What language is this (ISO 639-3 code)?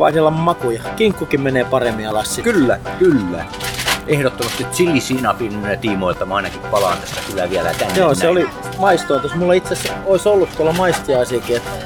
fin